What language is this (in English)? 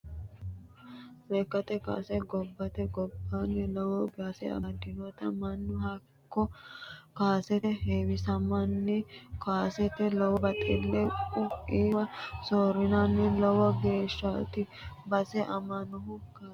Sidamo